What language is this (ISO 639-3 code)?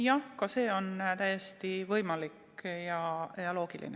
est